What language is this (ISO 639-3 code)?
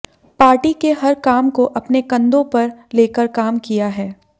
hin